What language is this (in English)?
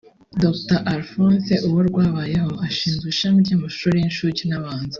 Kinyarwanda